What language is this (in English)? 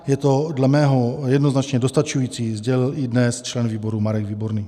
Czech